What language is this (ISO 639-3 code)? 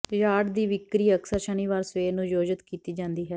pan